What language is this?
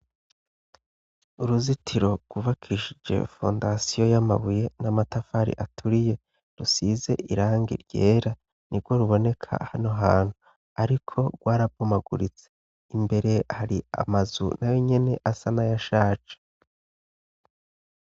Rundi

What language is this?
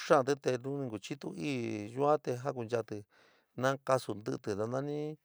San Miguel El Grande Mixtec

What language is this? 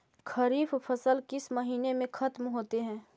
Magahi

